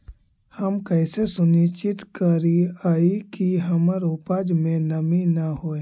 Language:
Magahi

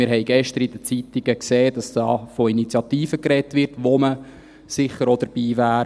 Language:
Swiss German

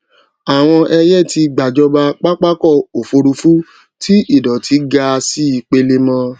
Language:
Yoruba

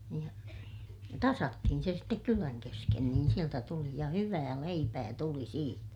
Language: Finnish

